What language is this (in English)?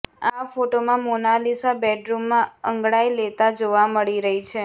Gujarati